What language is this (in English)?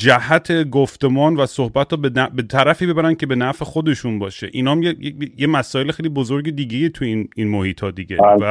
Persian